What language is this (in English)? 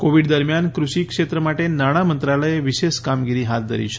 Gujarati